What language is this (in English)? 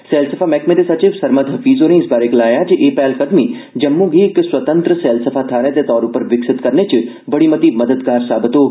Dogri